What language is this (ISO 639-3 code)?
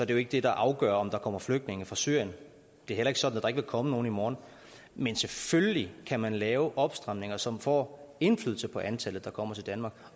dan